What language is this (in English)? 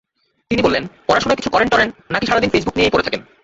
Bangla